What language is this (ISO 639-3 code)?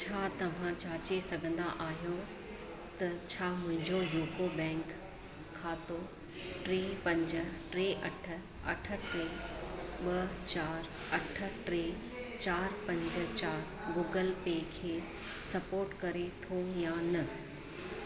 snd